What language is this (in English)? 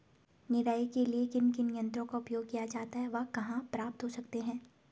Hindi